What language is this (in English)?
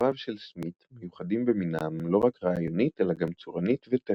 Hebrew